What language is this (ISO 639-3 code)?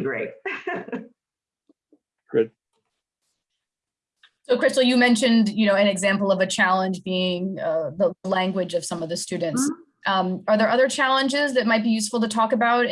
eng